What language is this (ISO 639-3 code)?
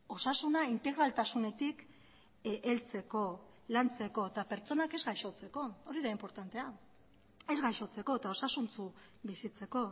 eus